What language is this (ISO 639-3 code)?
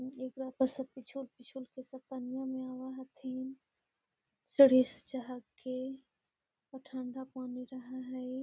mag